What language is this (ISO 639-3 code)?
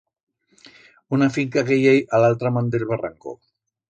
arg